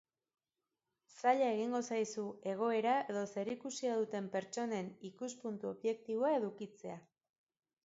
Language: Basque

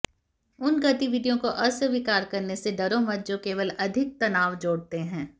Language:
Hindi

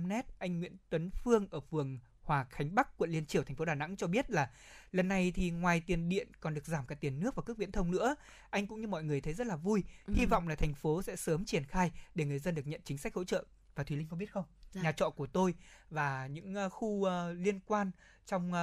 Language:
Vietnamese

